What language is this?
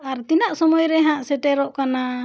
Santali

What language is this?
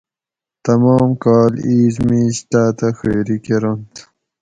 Gawri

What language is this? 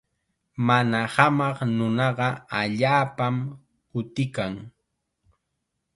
Chiquián Ancash Quechua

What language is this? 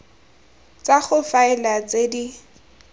Tswana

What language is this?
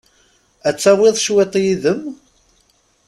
Kabyle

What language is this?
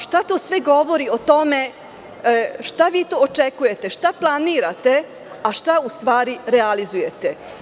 Serbian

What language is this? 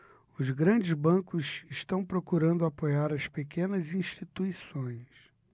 Portuguese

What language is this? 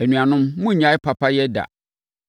Akan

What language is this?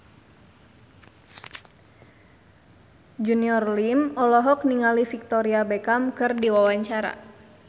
Sundanese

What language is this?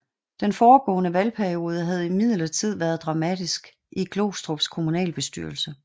Danish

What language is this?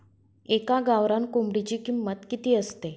Marathi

